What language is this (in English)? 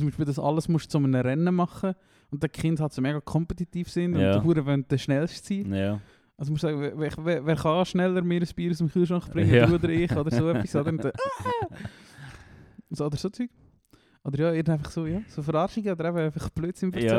German